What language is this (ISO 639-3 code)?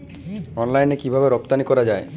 ben